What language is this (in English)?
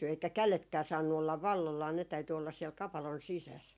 Finnish